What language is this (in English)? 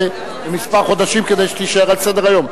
Hebrew